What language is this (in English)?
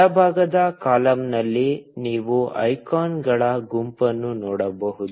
Kannada